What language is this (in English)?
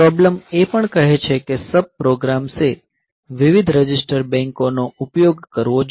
Gujarati